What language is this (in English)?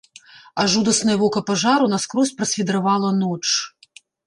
Belarusian